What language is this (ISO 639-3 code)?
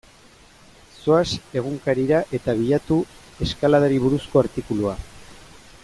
eus